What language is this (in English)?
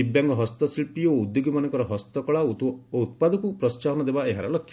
Odia